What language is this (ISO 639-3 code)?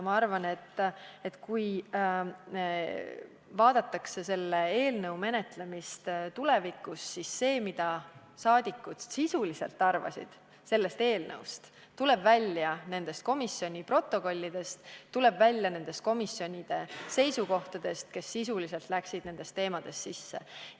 est